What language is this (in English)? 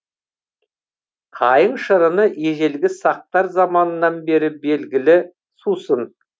Kazakh